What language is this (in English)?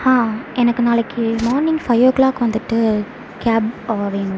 Tamil